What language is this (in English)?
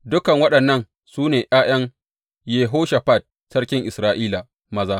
Hausa